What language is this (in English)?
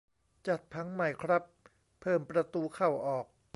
Thai